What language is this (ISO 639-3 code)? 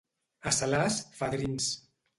cat